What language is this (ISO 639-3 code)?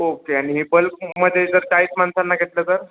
mar